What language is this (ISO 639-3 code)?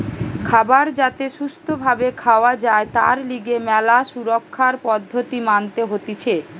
ben